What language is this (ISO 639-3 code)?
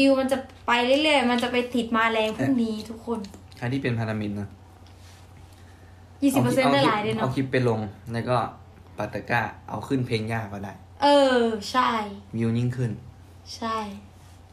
tha